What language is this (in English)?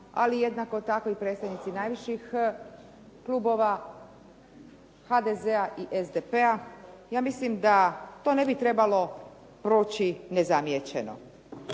Croatian